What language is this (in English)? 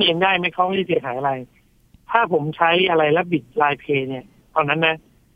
Thai